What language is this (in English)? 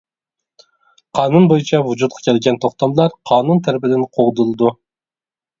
Uyghur